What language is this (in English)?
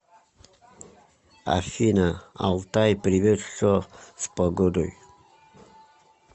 Russian